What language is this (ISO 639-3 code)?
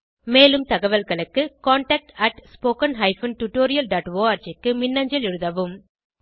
tam